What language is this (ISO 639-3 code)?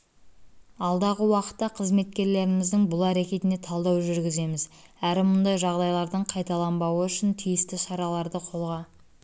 kaz